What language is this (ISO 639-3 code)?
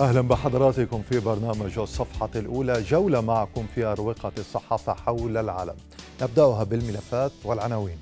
ara